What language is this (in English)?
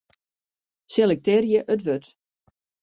Western Frisian